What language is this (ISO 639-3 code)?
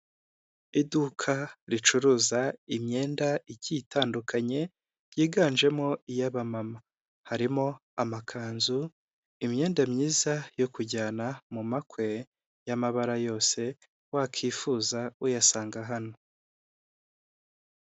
kin